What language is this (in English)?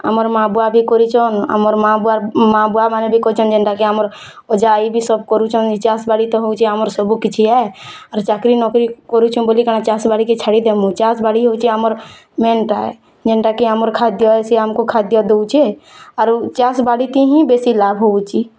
Odia